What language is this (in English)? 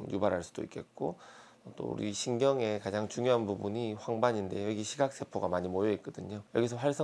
Korean